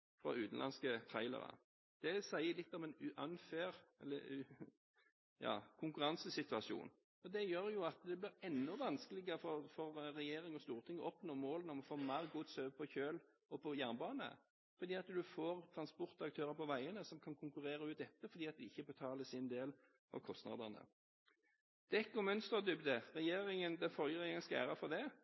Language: Norwegian Bokmål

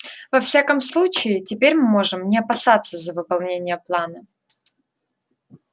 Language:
Russian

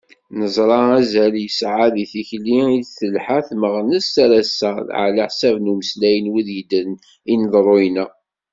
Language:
Kabyle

